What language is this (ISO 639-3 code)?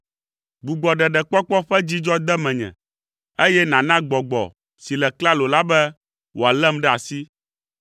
ewe